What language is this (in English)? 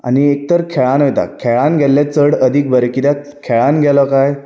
Konkani